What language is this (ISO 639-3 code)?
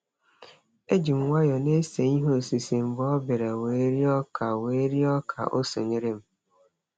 ibo